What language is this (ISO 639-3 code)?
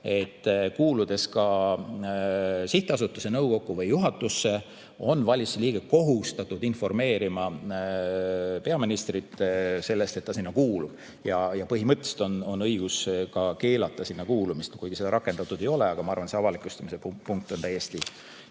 est